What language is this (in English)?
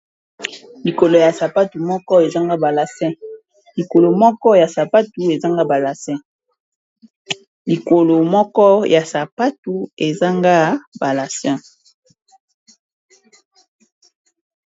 Lingala